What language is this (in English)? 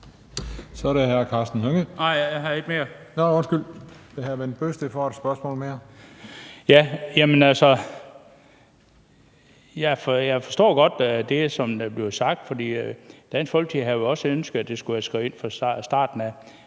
Danish